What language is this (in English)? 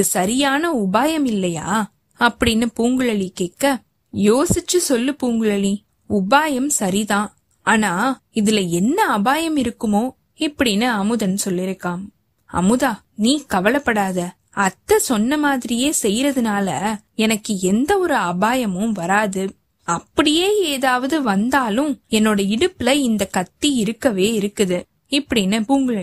Tamil